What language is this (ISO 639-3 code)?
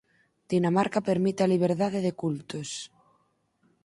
glg